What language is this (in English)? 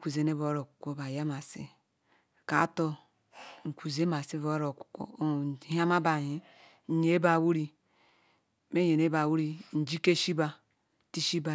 Ikwere